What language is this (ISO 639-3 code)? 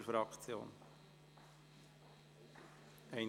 gsw